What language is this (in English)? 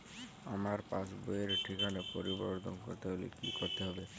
Bangla